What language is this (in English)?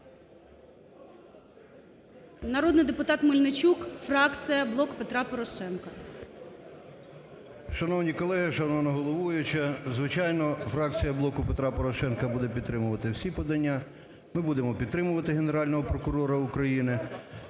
Ukrainian